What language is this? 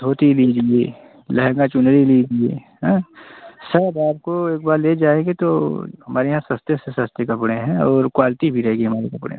Hindi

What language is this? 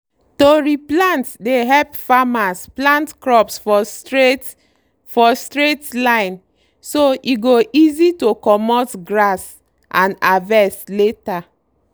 Nigerian Pidgin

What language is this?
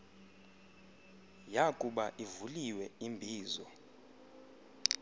Xhosa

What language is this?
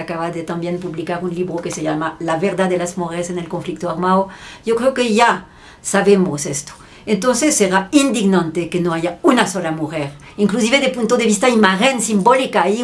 Spanish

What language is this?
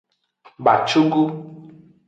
Aja (Benin)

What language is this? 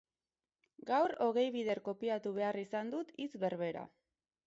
Basque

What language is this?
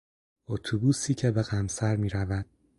Persian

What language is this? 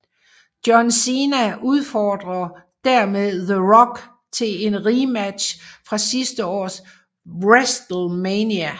Danish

